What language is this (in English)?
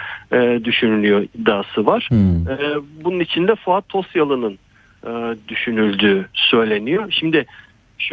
Turkish